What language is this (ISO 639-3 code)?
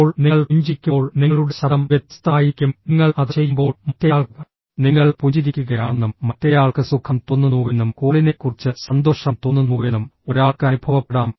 mal